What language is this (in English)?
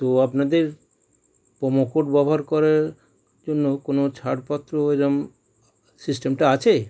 Bangla